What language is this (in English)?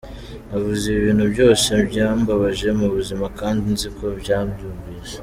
Kinyarwanda